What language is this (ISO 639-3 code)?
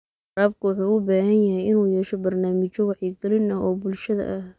som